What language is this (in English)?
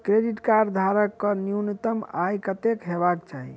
Maithili